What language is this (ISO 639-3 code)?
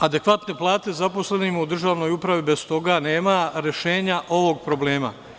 srp